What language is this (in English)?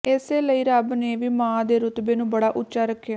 Punjabi